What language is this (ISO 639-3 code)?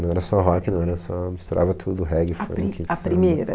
por